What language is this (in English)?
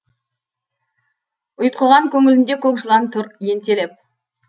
Kazakh